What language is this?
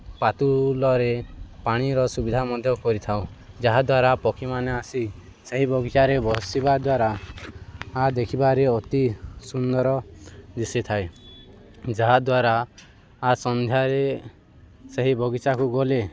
Odia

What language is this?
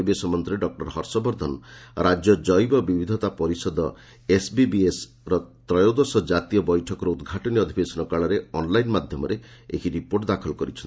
Odia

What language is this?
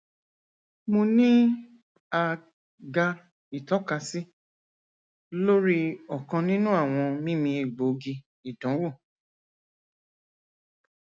Yoruba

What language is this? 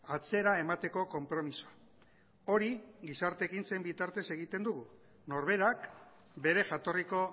Basque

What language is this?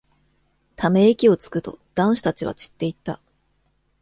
Japanese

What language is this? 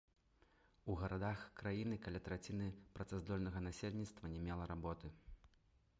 Belarusian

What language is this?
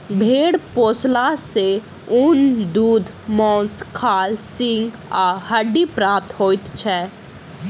Maithili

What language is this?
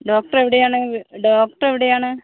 Malayalam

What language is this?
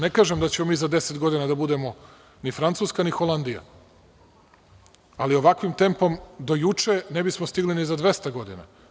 Serbian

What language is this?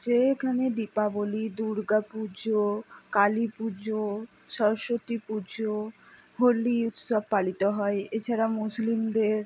Bangla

